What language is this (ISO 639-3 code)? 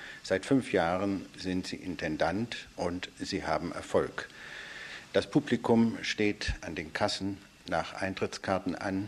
deu